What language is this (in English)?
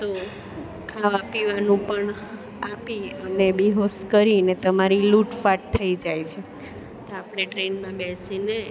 Gujarati